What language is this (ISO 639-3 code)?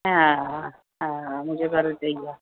snd